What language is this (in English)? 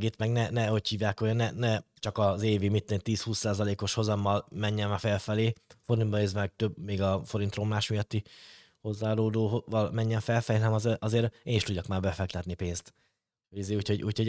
Hungarian